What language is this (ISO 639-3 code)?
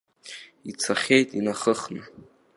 abk